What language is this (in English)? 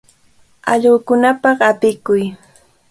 Cajatambo North Lima Quechua